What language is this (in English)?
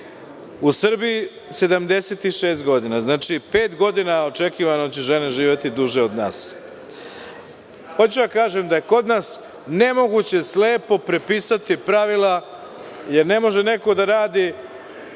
Serbian